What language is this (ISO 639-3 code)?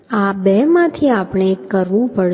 guj